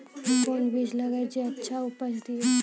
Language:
Maithili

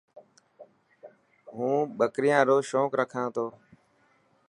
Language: Dhatki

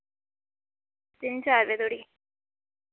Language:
Dogri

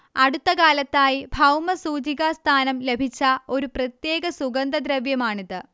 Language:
Malayalam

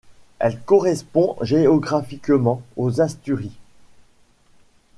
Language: French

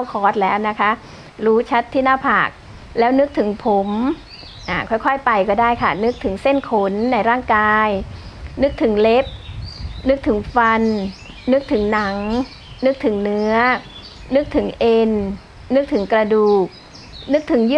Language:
Thai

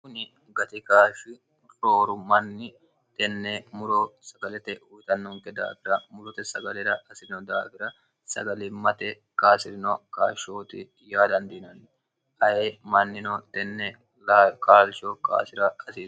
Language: Sidamo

